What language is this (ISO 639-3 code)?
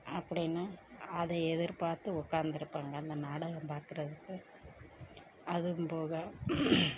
tam